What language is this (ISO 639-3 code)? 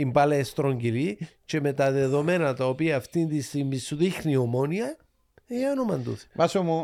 ell